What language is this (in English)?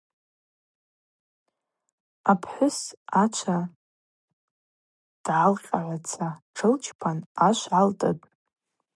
Abaza